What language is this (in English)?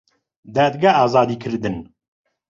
Central Kurdish